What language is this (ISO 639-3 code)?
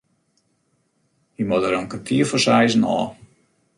fry